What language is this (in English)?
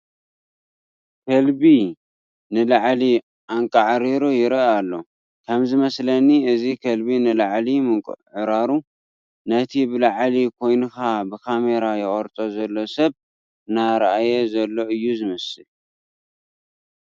Tigrinya